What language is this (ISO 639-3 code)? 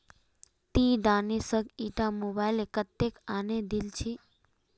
mag